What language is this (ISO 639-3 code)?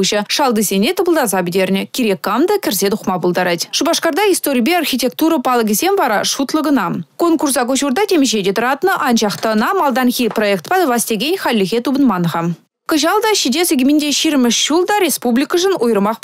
rus